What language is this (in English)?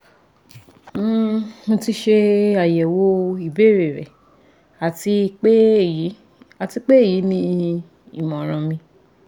Yoruba